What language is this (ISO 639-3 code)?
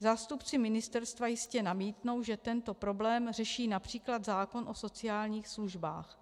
ces